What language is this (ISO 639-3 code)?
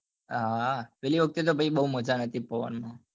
guj